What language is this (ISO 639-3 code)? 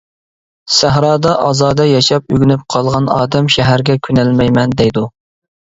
uig